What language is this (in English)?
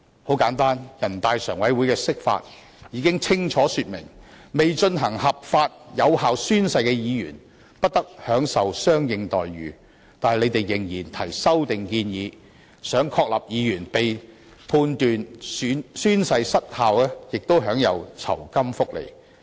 Cantonese